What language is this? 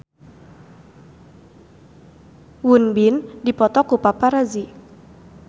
Sundanese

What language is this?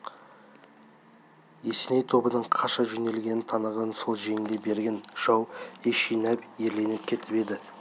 Kazakh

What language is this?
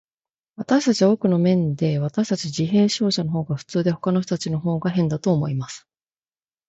Japanese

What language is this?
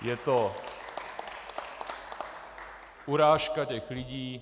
Czech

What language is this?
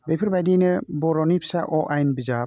Bodo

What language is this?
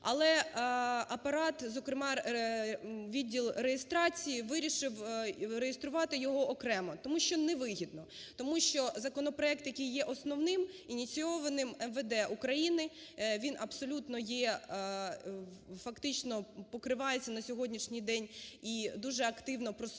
Ukrainian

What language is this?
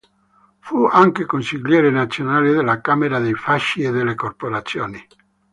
Italian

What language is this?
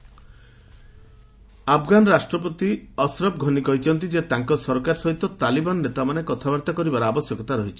Odia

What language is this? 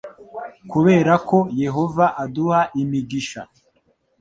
Kinyarwanda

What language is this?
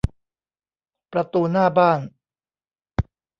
Thai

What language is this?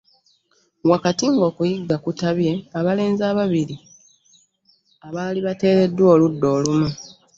Ganda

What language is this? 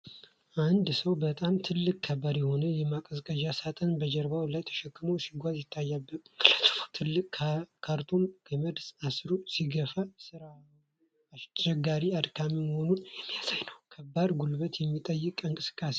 Amharic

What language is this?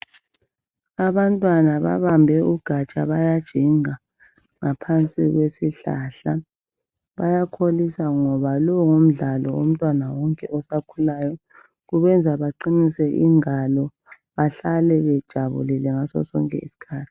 North Ndebele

